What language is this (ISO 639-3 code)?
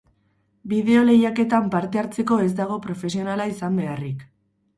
eus